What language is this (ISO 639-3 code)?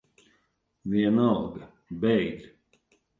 lav